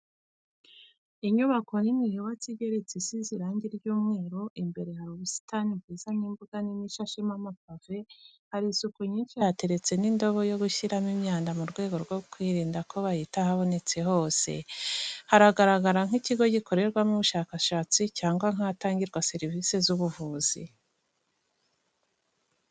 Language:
Kinyarwanda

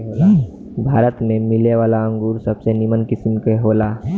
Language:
Bhojpuri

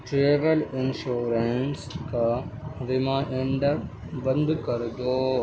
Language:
Urdu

